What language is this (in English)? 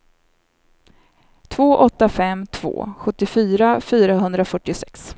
Swedish